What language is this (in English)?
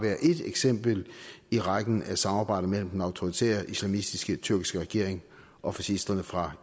Danish